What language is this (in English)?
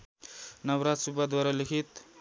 Nepali